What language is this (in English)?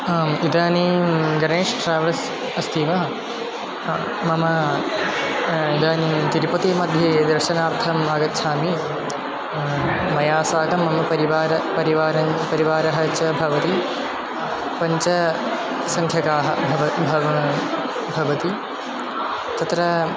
Sanskrit